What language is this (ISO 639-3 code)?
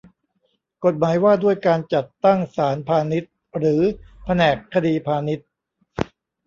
tha